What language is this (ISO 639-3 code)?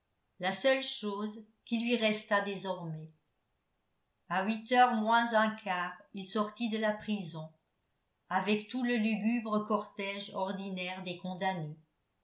fra